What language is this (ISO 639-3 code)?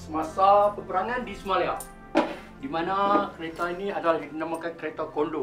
msa